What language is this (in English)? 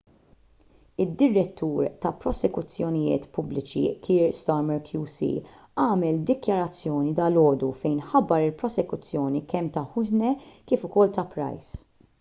Maltese